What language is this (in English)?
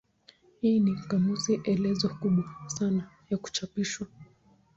Swahili